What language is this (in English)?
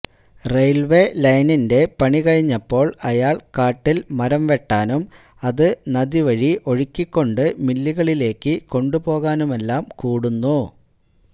Malayalam